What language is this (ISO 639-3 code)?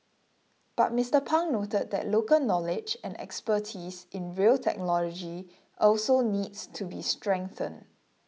eng